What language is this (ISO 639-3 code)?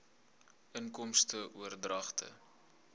afr